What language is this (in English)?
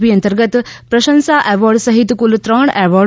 Gujarati